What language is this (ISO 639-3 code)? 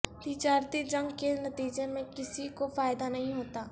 urd